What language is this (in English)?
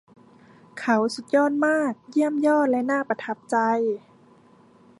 Thai